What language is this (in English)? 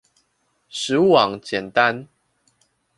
Chinese